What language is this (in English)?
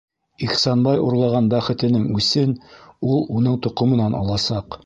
Bashkir